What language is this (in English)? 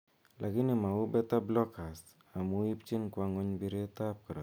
Kalenjin